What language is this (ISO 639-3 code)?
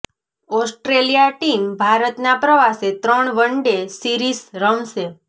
guj